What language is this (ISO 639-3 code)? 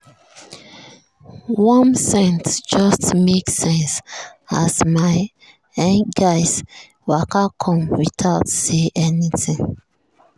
pcm